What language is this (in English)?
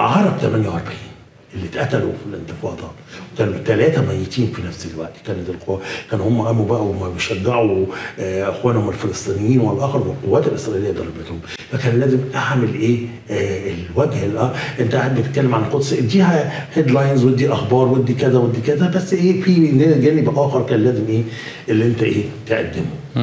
Arabic